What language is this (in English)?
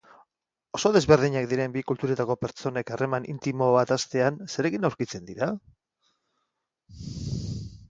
Basque